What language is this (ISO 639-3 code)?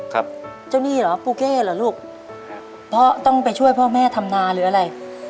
tha